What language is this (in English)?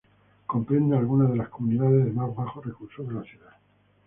Spanish